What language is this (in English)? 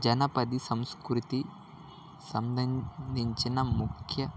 Telugu